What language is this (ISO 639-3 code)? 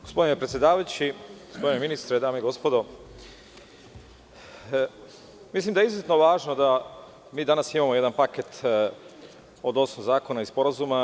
srp